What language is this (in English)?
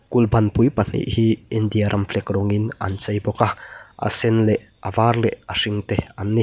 Mizo